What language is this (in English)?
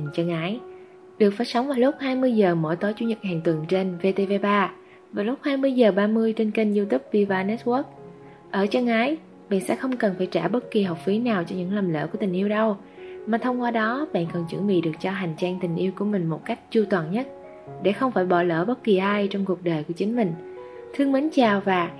Vietnamese